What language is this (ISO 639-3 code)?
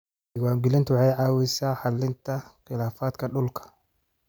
som